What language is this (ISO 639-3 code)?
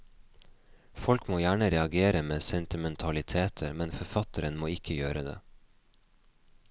nor